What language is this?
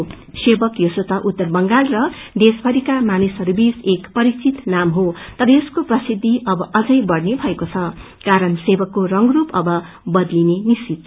Nepali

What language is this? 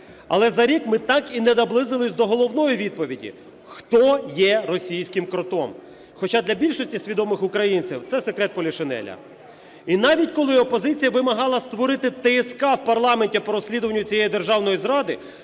Ukrainian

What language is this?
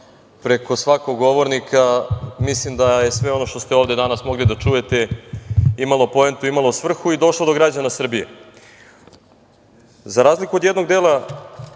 Serbian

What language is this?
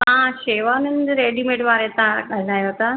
Sindhi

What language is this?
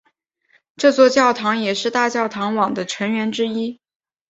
Chinese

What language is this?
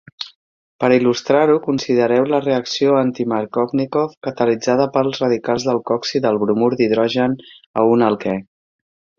Catalan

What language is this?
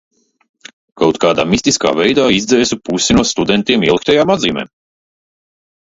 Latvian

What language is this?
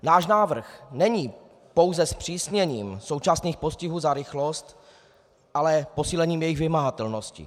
Czech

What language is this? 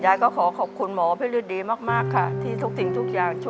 Thai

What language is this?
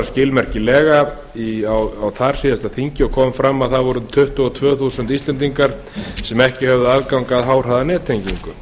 Icelandic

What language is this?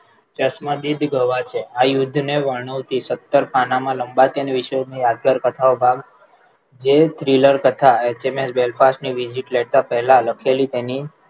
Gujarati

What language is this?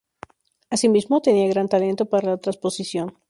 Spanish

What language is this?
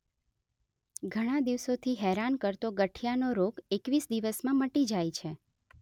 Gujarati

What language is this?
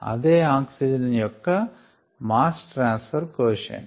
Telugu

